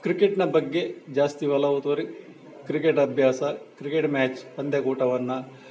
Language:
Kannada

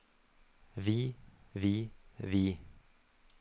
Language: Norwegian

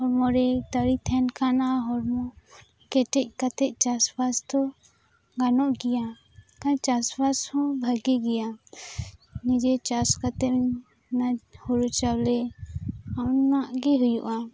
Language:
Santali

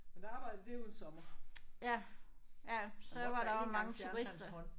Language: Danish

